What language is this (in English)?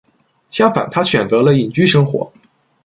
Chinese